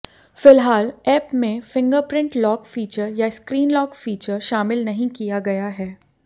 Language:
Hindi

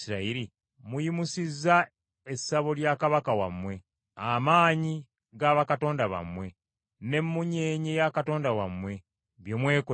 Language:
Ganda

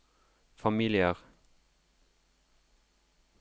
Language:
Norwegian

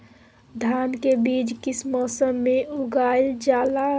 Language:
Magahi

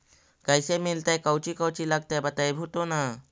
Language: Magahi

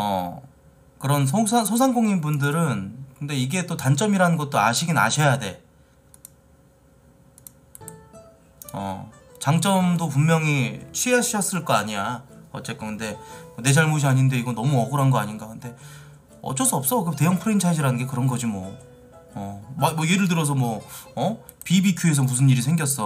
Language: Korean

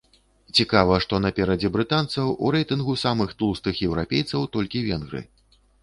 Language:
Belarusian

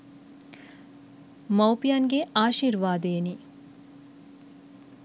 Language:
Sinhala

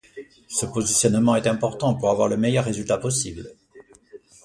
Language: French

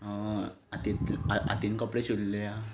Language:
Konkani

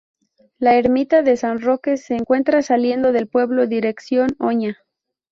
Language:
Spanish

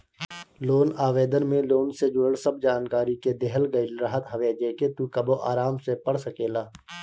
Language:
Bhojpuri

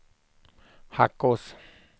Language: Swedish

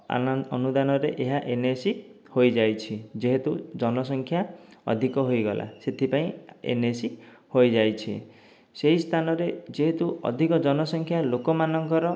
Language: Odia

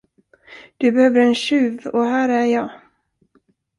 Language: Swedish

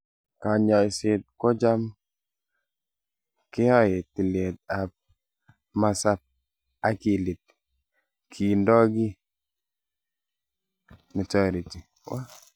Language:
Kalenjin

